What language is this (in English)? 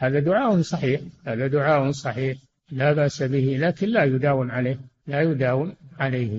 Arabic